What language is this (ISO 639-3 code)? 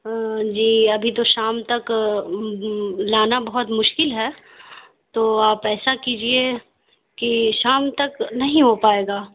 urd